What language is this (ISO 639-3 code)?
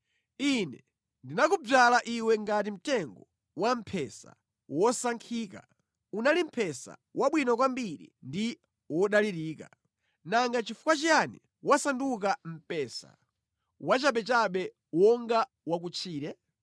nya